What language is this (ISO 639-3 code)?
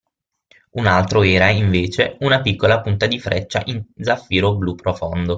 ita